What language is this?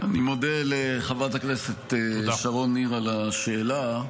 Hebrew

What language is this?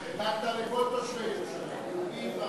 Hebrew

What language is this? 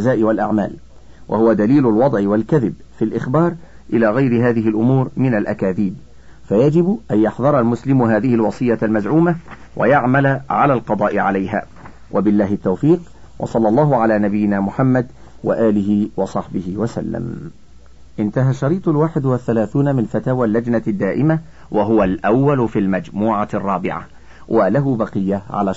Arabic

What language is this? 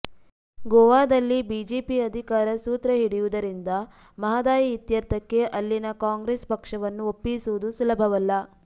Kannada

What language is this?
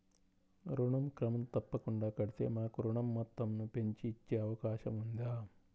Telugu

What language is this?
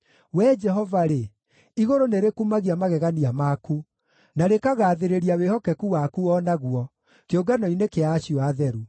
Kikuyu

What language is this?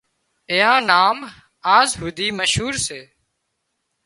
Wadiyara Koli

